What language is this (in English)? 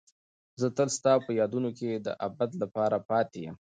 Pashto